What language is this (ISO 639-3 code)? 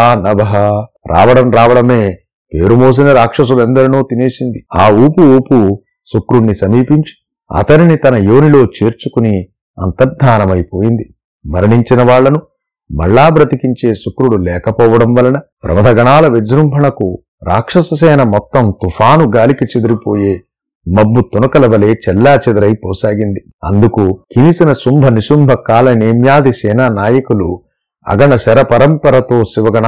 tel